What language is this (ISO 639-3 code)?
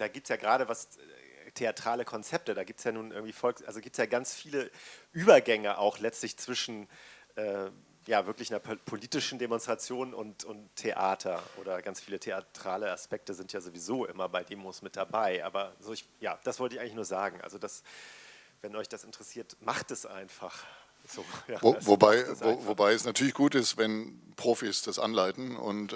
deu